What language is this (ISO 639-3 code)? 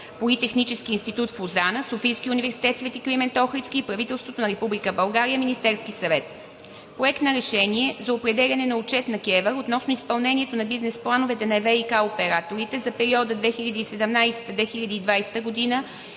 bul